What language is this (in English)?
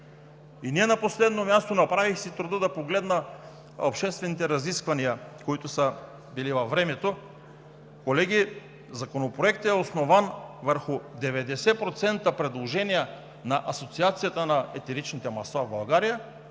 Bulgarian